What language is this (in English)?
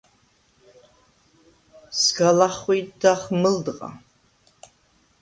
Svan